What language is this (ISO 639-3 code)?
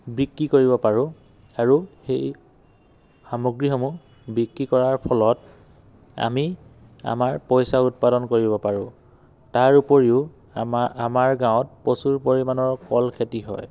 asm